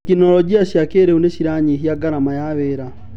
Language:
Kikuyu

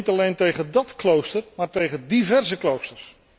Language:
Dutch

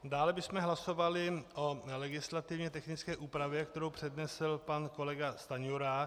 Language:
Czech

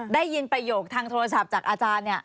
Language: Thai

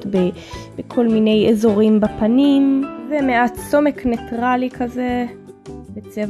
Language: Hebrew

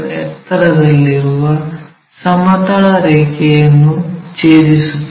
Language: Kannada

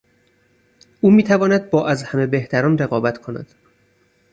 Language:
Persian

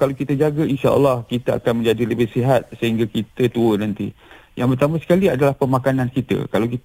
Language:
Malay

